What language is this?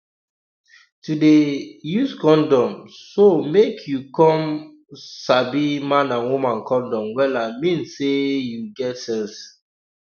Nigerian Pidgin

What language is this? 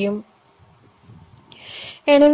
Tamil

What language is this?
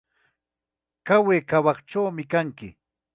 Ayacucho Quechua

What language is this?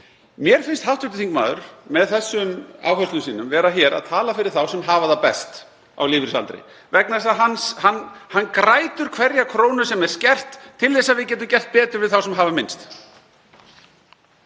Icelandic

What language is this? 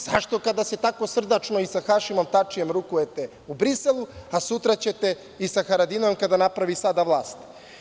Serbian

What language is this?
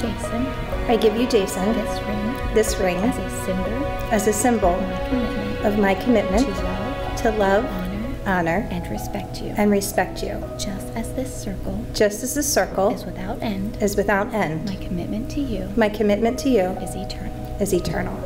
English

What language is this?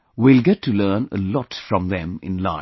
English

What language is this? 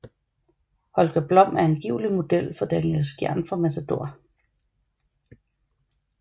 Danish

